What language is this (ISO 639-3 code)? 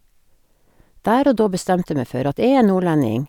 nor